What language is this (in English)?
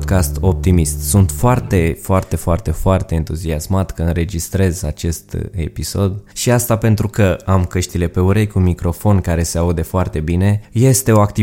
Romanian